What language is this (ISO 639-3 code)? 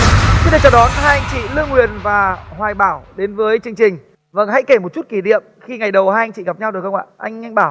vie